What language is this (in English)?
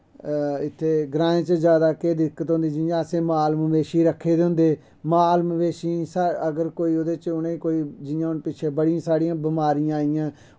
Dogri